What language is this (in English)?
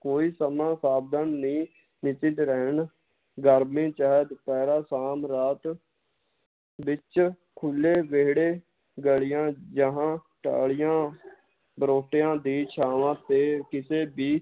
Punjabi